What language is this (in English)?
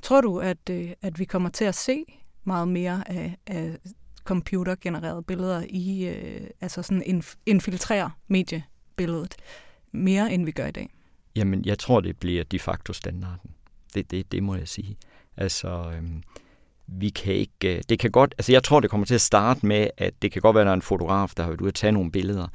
Danish